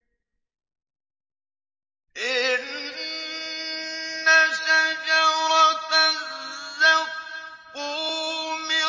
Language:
Arabic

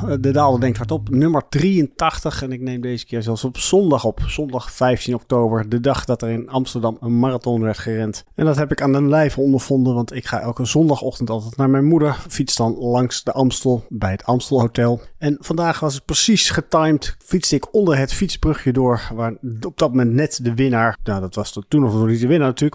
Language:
Dutch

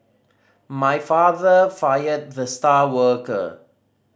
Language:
English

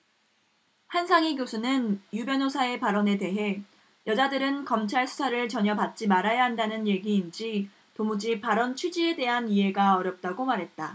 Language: Korean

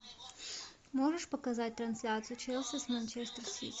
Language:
Russian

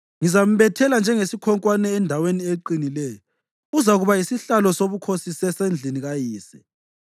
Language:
North Ndebele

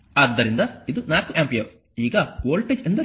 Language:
Kannada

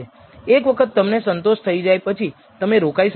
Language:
Gujarati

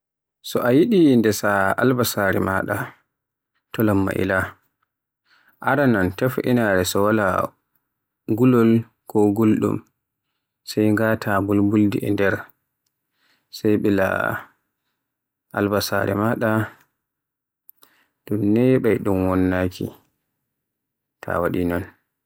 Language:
Borgu Fulfulde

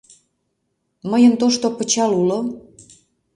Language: Mari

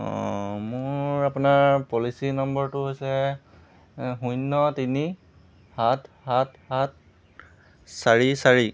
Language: Assamese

